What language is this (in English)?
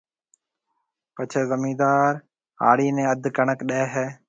Marwari (Pakistan)